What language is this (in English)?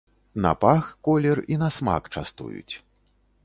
Belarusian